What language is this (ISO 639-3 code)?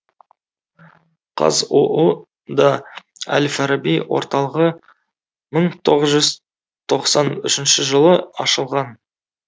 kaz